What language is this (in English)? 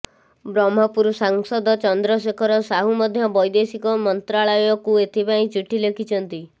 Odia